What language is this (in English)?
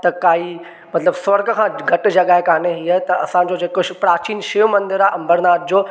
Sindhi